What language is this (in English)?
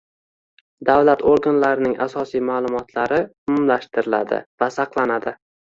Uzbek